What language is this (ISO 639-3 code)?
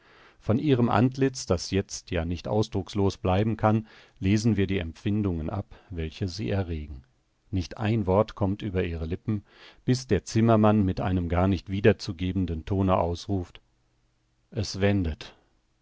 deu